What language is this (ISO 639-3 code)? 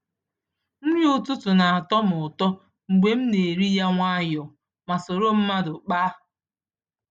ibo